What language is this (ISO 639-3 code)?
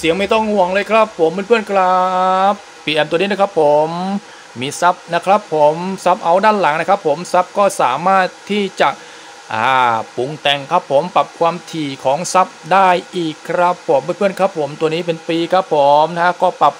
tha